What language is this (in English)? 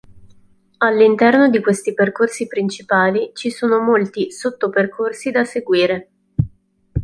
Italian